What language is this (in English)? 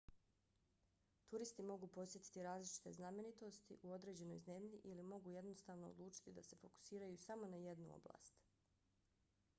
Bosnian